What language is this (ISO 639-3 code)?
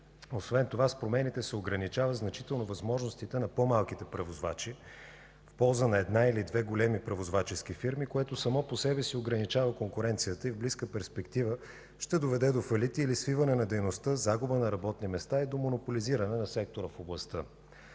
bul